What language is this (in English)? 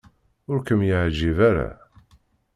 Kabyle